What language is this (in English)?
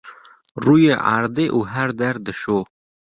Kurdish